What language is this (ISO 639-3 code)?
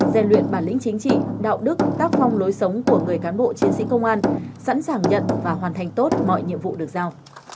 vie